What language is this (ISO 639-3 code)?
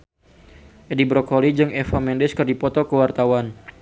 sun